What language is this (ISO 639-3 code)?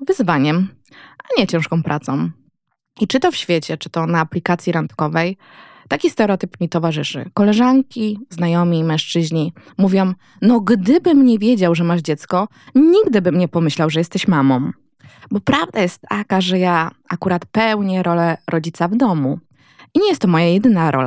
pol